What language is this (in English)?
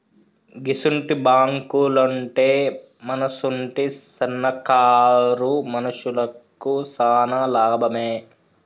Telugu